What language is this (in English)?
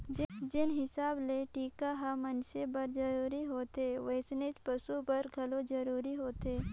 Chhattisgarhi